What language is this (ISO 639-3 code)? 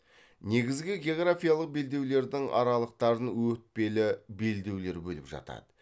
kaz